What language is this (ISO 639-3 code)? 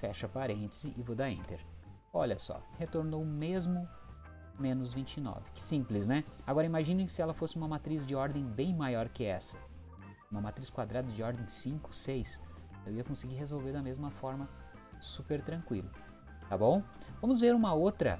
por